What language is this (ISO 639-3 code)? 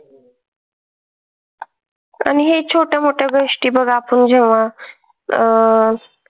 mar